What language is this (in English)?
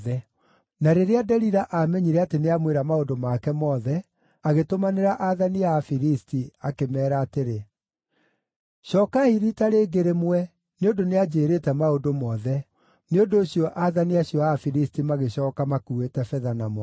Kikuyu